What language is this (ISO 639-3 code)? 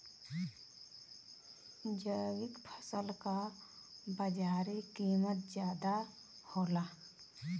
bho